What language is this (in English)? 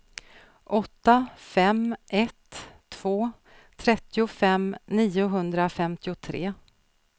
Swedish